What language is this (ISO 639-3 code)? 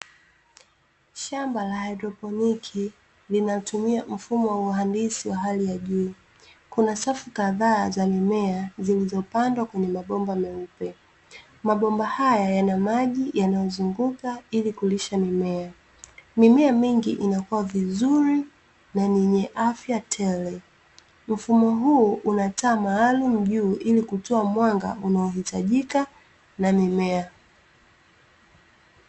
swa